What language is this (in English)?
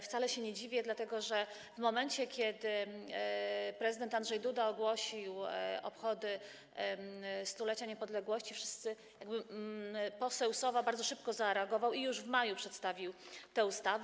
Polish